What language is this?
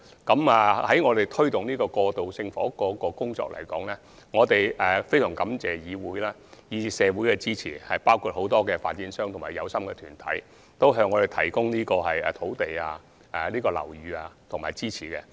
Cantonese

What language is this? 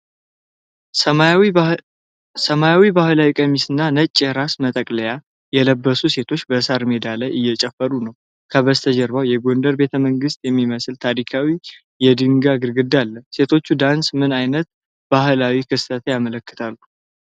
Amharic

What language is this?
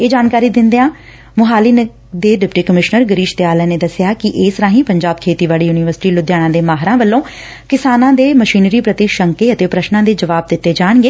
Punjabi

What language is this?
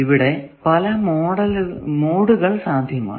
Malayalam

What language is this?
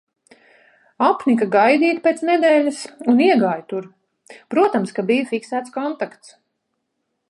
Latvian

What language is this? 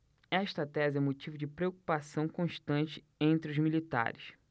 Portuguese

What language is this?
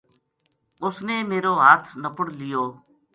Gujari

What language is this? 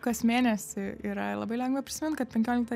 Lithuanian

